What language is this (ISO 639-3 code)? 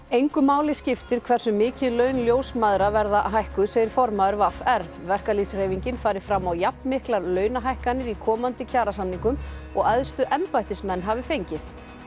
isl